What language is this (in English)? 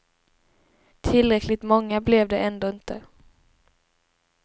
Swedish